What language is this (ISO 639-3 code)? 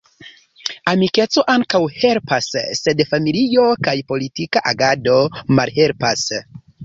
epo